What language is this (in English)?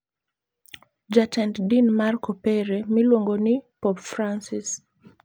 Luo (Kenya and Tanzania)